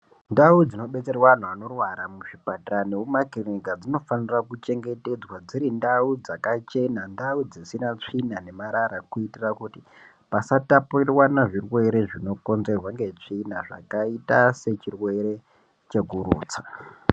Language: Ndau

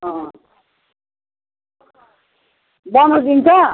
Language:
Nepali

